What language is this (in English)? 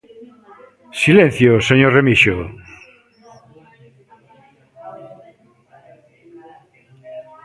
Galician